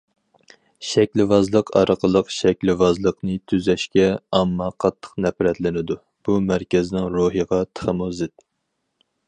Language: Uyghur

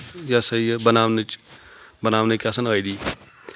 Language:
Kashmiri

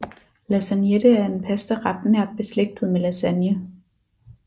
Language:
Danish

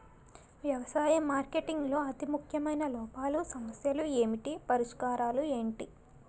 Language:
Telugu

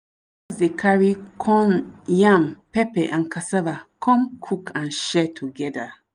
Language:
Nigerian Pidgin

